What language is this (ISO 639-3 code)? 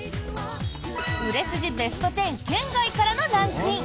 jpn